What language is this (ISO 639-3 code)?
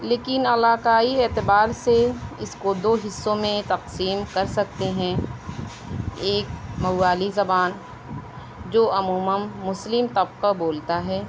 urd